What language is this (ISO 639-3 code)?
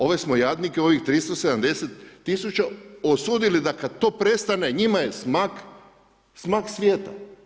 hrv